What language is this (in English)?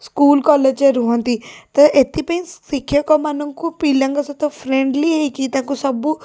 Odia